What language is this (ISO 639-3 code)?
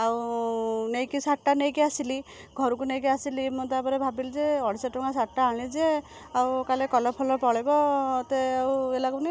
ori